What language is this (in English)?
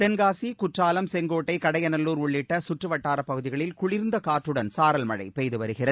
Tamil